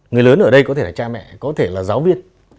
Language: Vietnamese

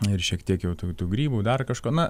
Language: Lithuanian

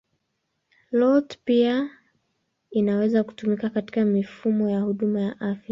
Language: Swahili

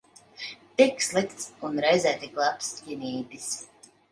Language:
Latvian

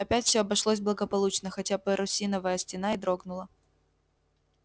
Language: Russian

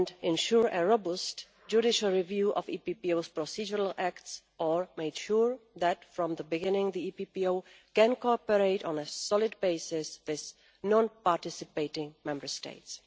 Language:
English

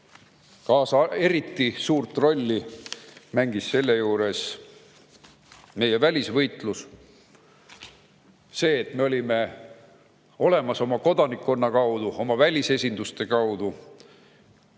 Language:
Estonian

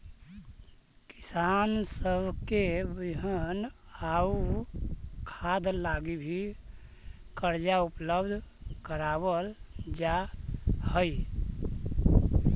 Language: Magahi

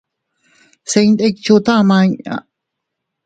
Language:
Teutila Cuicatec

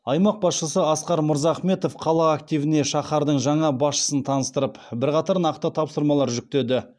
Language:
Kazakh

